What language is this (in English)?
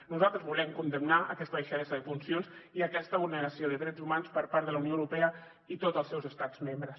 Catalan